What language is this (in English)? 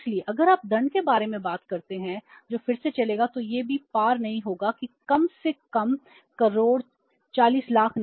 Hindi